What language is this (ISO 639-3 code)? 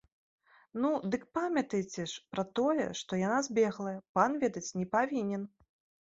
bel